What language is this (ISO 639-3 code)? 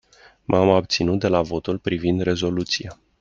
ron